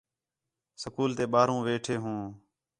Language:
Khetrani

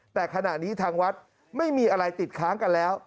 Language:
Thai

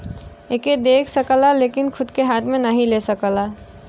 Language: Bhojpuri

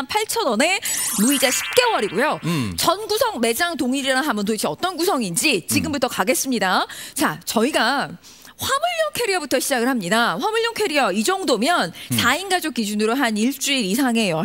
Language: Korean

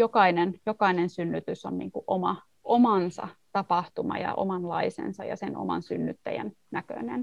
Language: Finnish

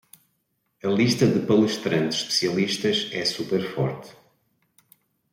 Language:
Portuguese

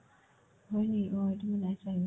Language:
Assamese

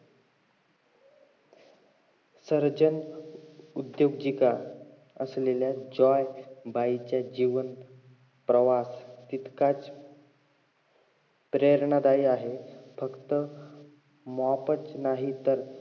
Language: Marathi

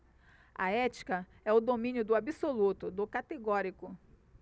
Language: Portuguese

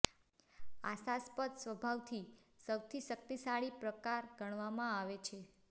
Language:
Gujarati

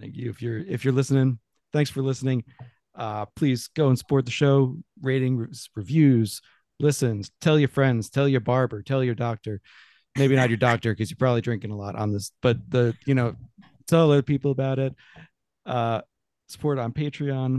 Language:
English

